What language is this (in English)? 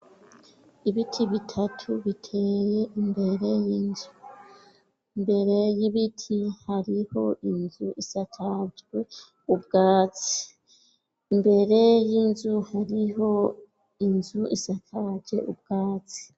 Rundi